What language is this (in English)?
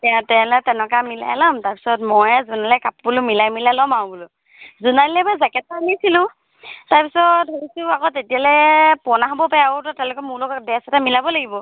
Assamese